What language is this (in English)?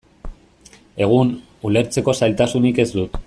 Basque